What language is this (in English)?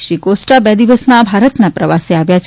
Gujarati